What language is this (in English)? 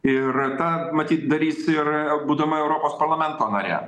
Lithuanian